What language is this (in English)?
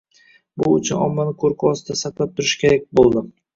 Uzbek